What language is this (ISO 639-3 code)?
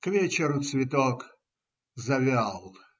rus